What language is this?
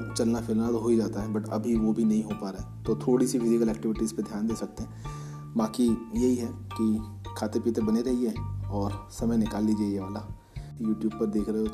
Hindi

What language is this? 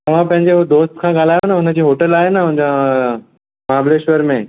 Sindhi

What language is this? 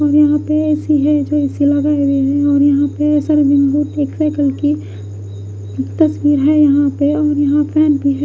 Hindi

